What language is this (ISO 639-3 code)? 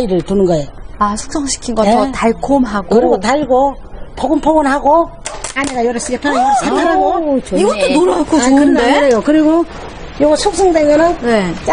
kor